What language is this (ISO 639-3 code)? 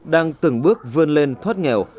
vie